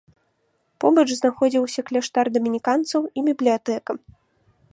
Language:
Belarusian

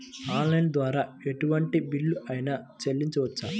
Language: Telugu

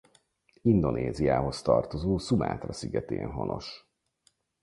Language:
Hungarian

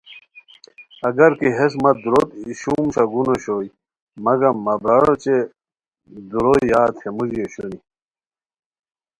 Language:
Khowar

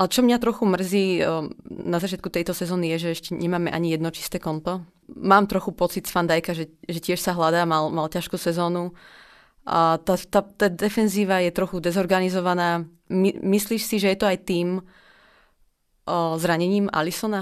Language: Slovak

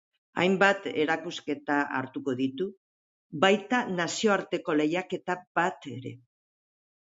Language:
Basque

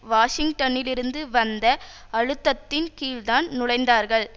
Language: Tamil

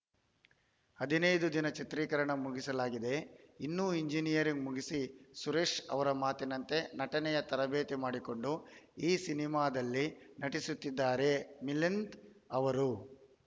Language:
Kannada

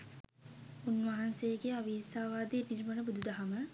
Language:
Sinhala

